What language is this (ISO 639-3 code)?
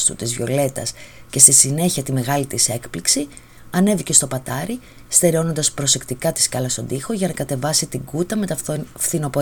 ell